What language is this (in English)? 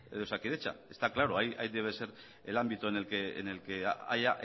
Spanish